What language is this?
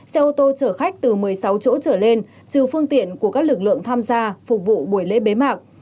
Vietnamese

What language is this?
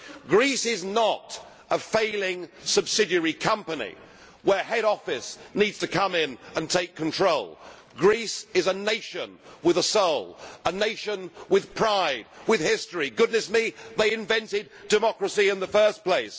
English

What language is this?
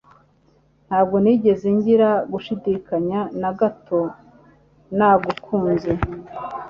Kinyarwanda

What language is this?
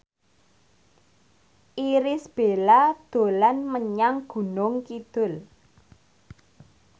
Javanese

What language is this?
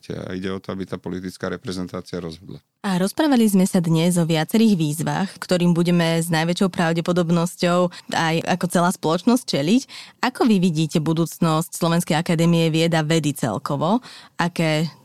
Slovak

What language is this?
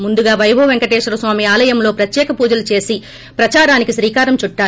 Telugu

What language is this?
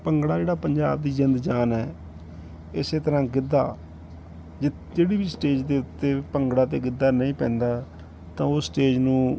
Punjabi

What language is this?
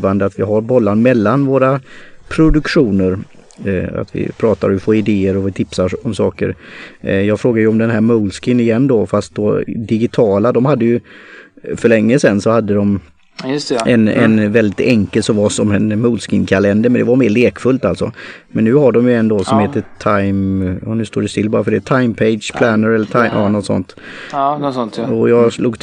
Swedish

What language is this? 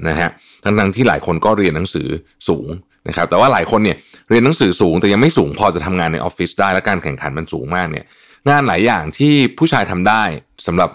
Thai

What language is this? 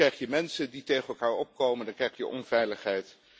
Dutch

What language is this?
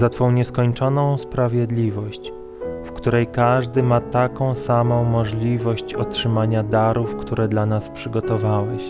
Polish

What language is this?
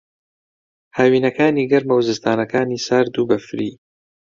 Central Kurdish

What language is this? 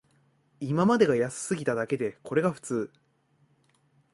Japanese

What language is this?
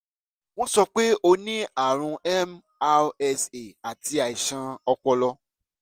Yoruba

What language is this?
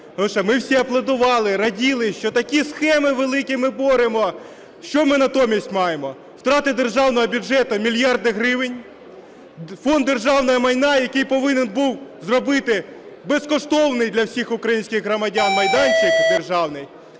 Ukrainian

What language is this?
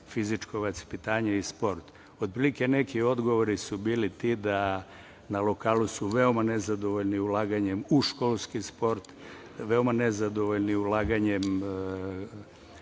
Serbian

